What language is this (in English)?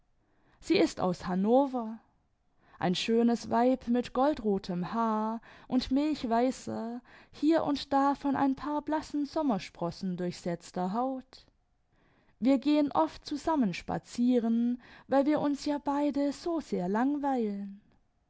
German